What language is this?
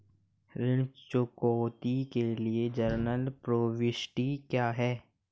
Hindi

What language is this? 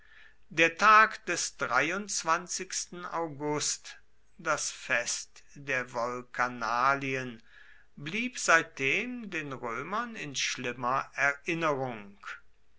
German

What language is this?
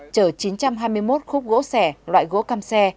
Vietnamese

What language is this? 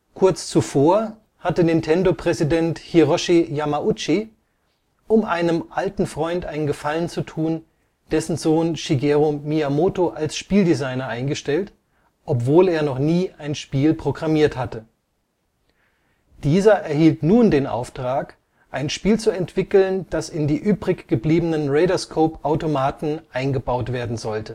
German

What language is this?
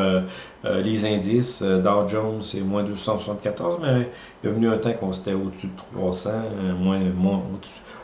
French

